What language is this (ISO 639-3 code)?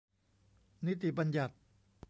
tha